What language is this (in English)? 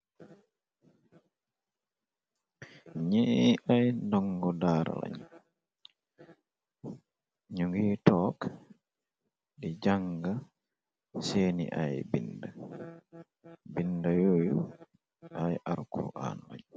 Wolof